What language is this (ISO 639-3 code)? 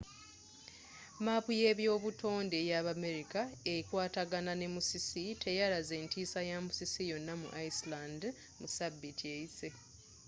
lug